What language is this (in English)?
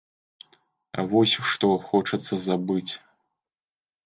Belarusian